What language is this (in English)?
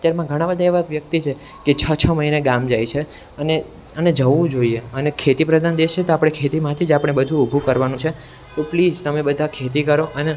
Gujarati